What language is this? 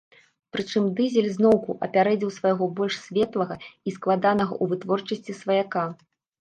Belarusian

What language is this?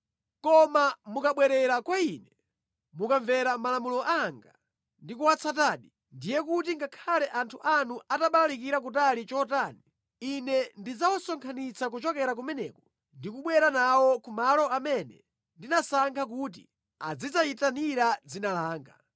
Nyanja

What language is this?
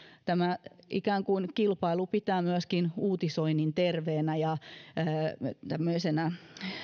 Finnish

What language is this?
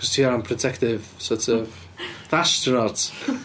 Welsh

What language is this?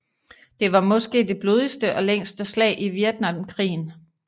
Danish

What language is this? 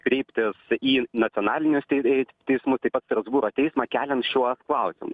Lithuanian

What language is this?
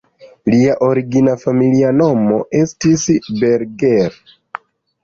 Esperanto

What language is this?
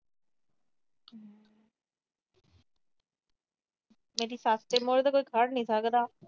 Punjabi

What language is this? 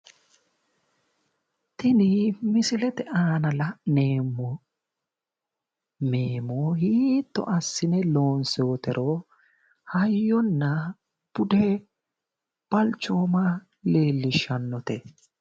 Sidamo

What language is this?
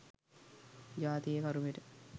Sinhala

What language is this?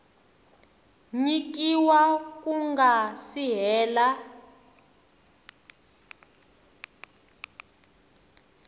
Tsonga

